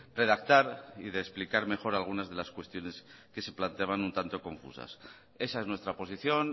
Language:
Spanish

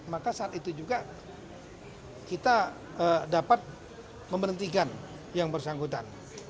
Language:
Indonesian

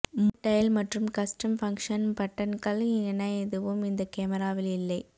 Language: Tamil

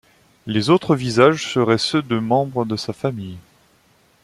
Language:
French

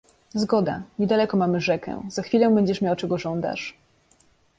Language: Polish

